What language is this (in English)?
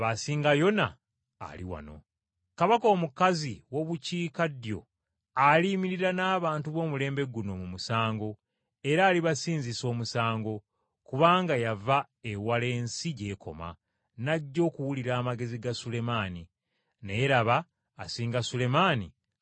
Ganda